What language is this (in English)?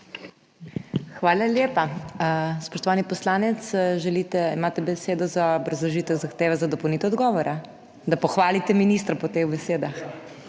Slovenian